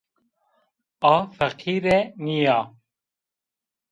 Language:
Zaza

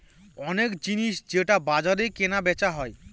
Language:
Bangla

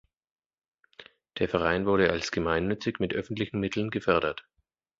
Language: German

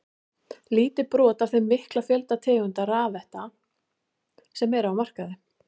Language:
Icelandic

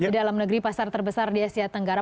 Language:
Indonesian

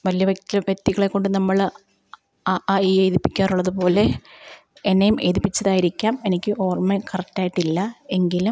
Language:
Malayalam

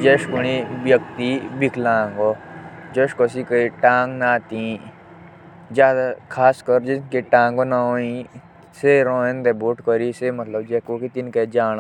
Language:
Jaunsari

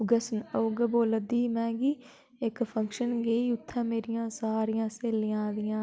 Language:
Dogri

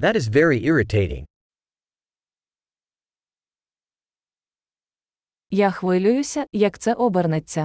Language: Ukrainian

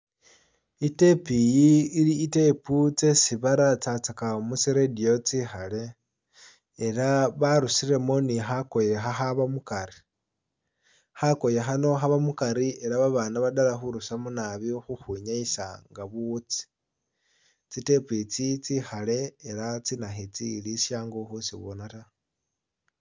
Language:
Masaaba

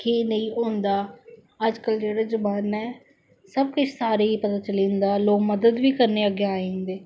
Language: Dogri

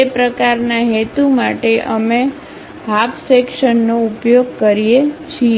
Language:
Gujarati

